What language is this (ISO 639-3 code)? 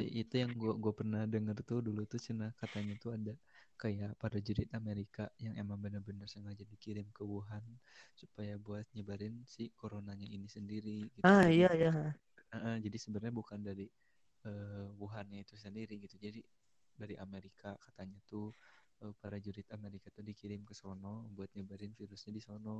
ind